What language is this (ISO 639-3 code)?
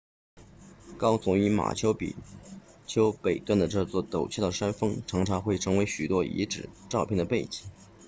zho